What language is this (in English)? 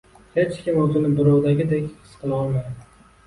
Uzbek